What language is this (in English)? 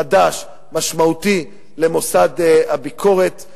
Hebrew